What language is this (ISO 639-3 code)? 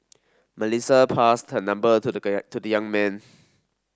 eng